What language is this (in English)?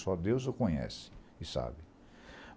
Portuguese